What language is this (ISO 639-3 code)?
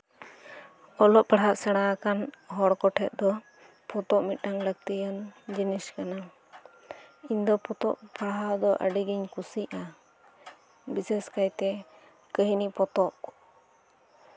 sat